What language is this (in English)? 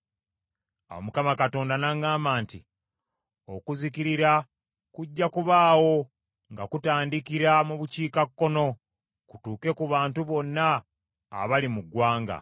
Ganda